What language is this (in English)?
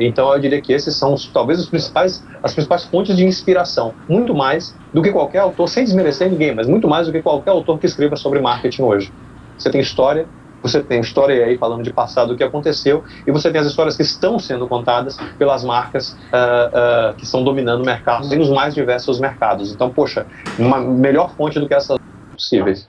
Portuguese